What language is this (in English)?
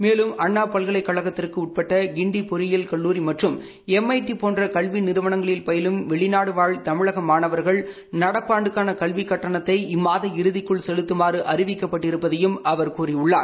Tamil